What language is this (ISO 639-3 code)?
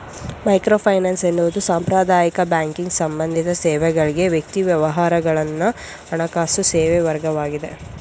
kan